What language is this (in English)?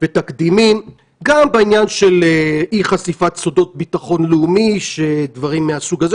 Hebrew